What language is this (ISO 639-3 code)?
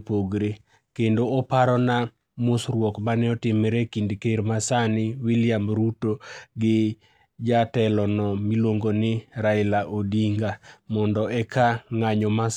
luo